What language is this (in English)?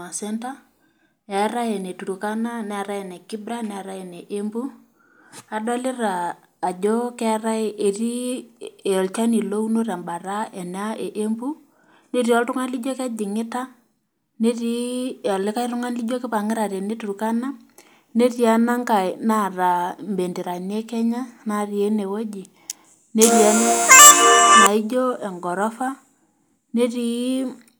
Masai